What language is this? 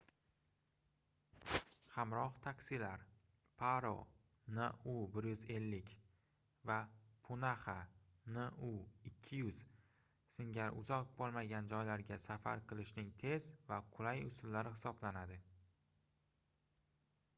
Uzbek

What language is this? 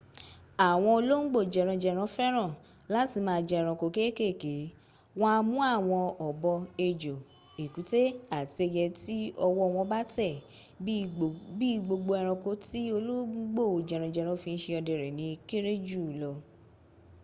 Yoruba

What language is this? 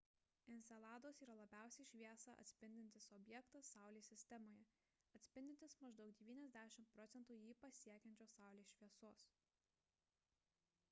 Lithuanian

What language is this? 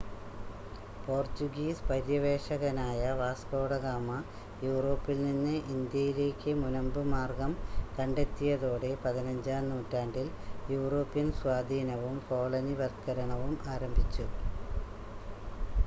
Malayalam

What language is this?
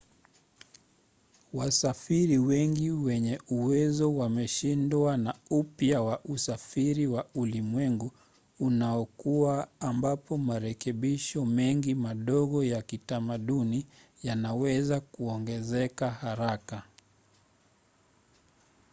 Swahili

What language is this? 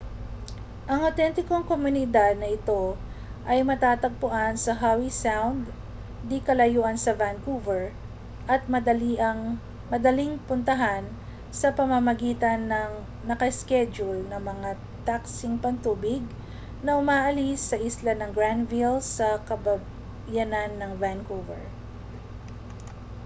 Filipino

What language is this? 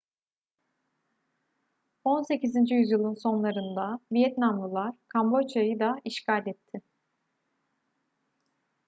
Turkish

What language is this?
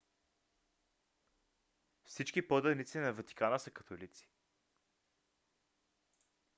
Bulgarian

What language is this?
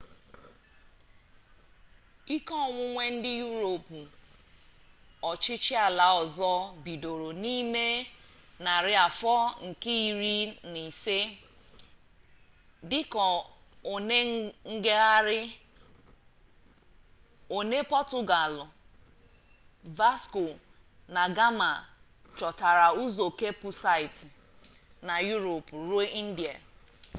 Igbo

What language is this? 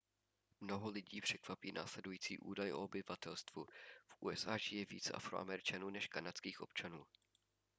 Czech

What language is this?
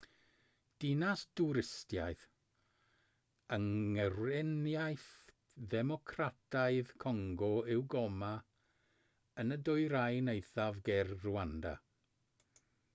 Welsh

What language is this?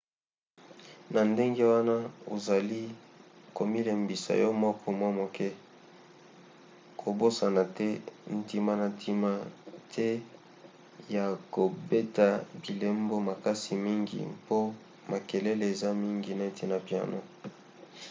Lingala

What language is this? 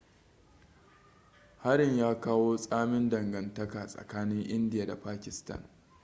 Hausa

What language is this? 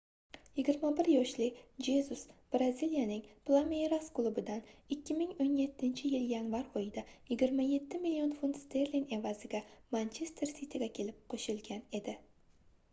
Uzbek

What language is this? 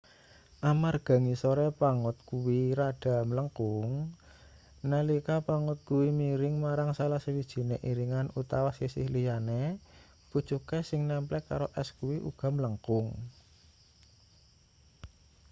Javanese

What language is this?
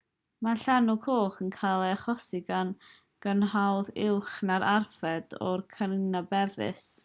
Welsh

